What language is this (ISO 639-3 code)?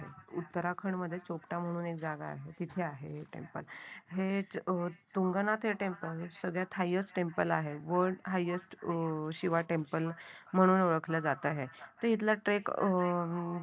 mar